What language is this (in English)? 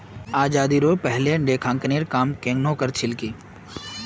Magahi